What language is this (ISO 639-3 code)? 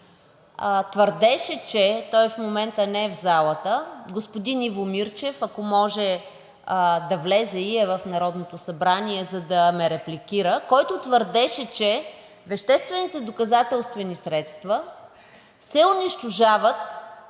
bul